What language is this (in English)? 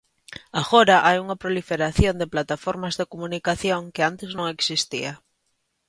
Galician